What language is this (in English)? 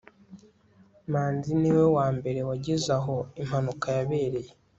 Kinyarwanda